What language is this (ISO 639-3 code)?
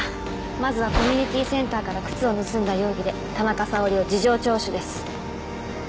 jpn